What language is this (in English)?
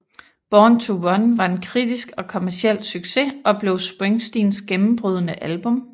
Danish